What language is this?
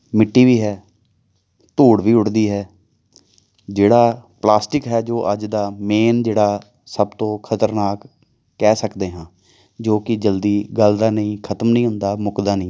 Punjabi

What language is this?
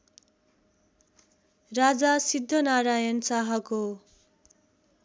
Nepali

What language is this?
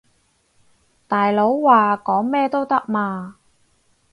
Cantonese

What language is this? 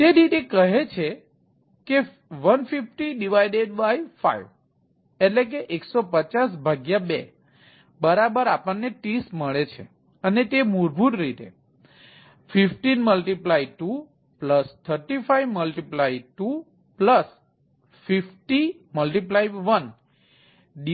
Gujarati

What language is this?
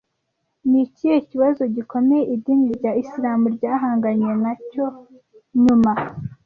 Kinyarwanda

